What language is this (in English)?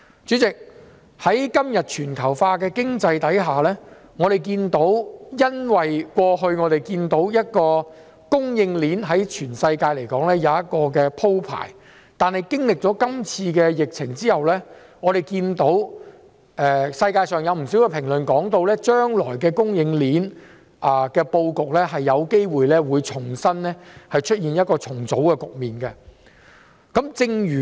Cantonese